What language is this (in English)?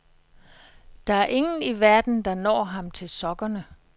Danish